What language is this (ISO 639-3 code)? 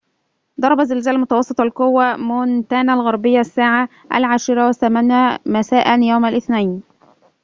ara